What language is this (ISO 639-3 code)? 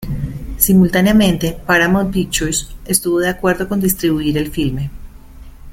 spa